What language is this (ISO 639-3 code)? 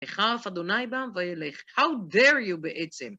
heb